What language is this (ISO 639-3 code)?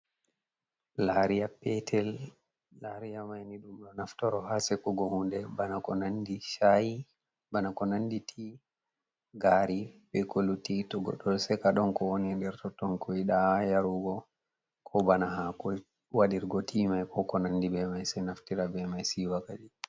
ful